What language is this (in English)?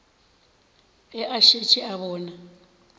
Northern Sotho